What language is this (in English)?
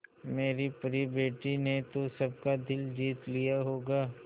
Hindi